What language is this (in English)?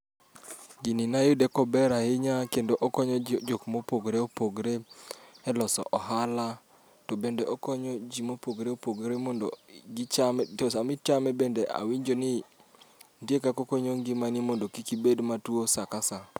Luo (Kenya and Tanzania)